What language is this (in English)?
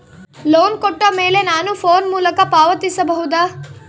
Kannada